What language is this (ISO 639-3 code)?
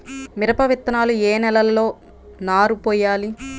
tel